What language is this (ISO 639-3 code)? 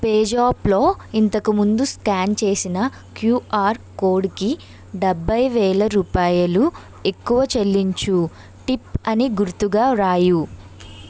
tel